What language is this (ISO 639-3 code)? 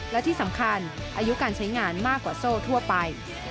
tha